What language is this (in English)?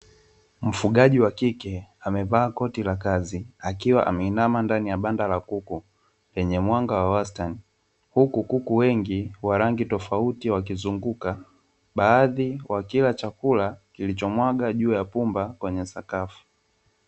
Swahili